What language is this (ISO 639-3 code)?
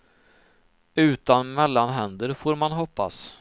swe